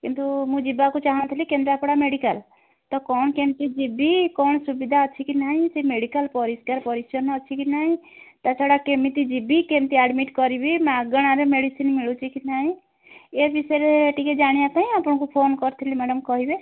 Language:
Odia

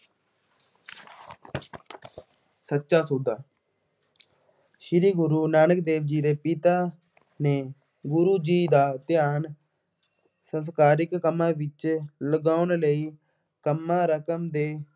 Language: Punjabi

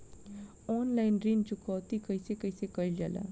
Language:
Bhojpuri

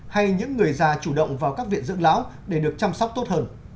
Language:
Vietnamese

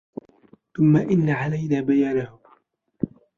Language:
Arabic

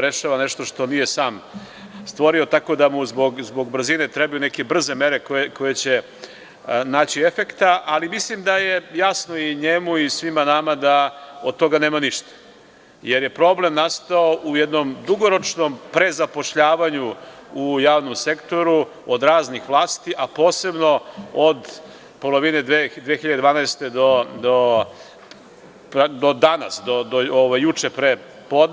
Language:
Serbian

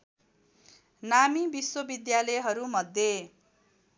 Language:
Nepali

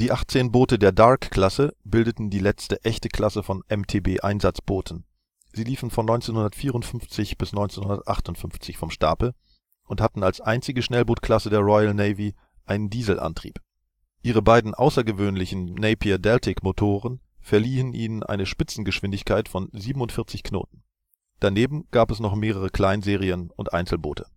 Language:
German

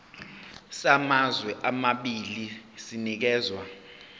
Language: Zulu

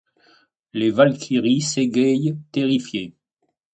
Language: French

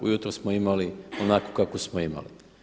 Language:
Croatian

